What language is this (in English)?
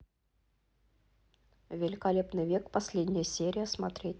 Russian